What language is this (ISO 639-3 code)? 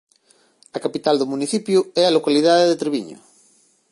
glg